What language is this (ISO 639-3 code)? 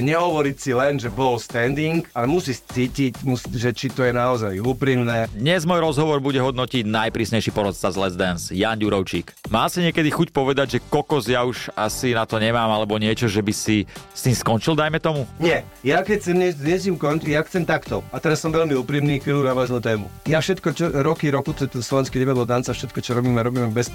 slk